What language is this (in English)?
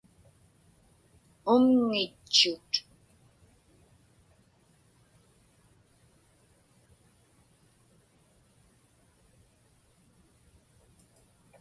Inupiaq